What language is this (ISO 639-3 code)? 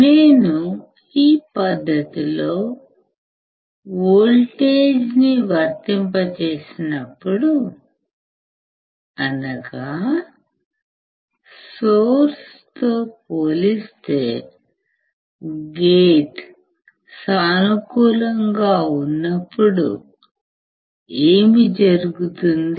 tel